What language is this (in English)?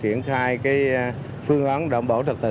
Vietnamese